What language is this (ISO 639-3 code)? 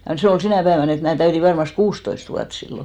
fin